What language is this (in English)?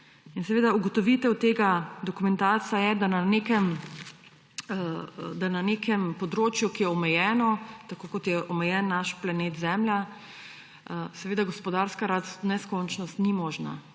Slovenian